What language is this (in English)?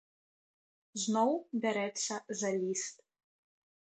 Belarusian